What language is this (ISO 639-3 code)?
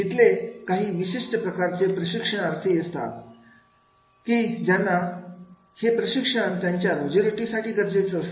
mar